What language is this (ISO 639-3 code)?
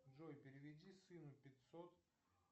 rus